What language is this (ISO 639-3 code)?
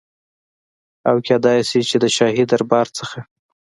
pus